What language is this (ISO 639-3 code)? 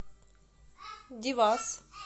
rus